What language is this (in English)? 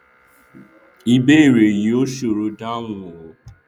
Yoruba